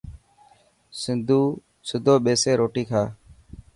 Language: Dhatki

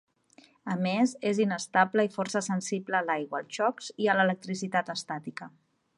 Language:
Catalan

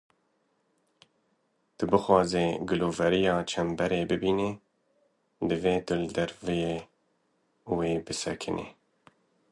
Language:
Kurdish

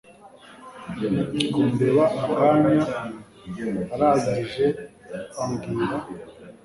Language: Kinyarwanda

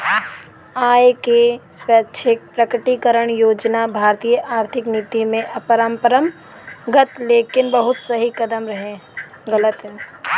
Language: Bhojpuri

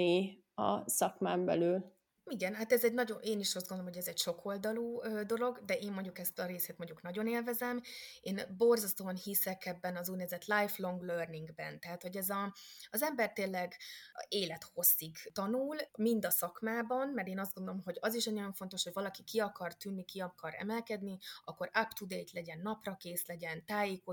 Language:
Hungarian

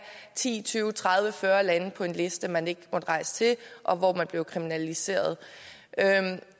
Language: Danish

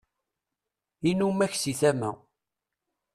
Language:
Kabyle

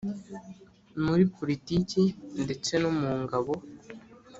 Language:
Kinyarwanda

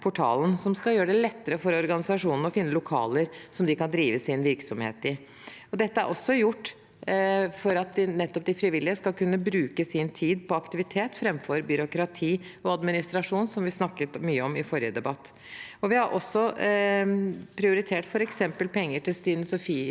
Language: Norwegian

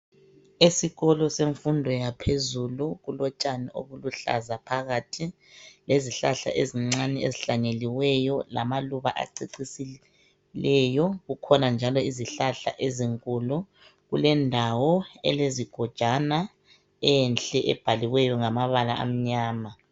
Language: North Ndebele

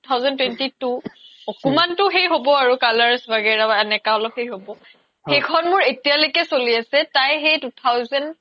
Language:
Assamese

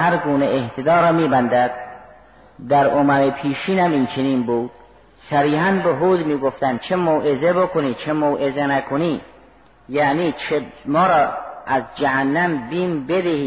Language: Persian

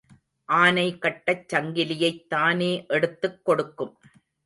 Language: Tamil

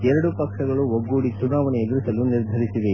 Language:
Kannada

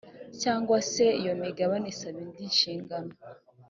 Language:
Kinyarwanda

